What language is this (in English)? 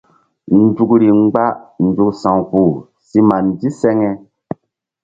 Mbum